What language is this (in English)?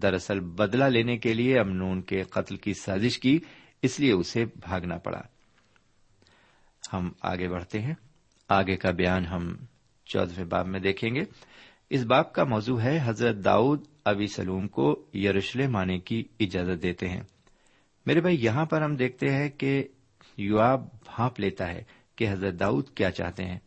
Urdu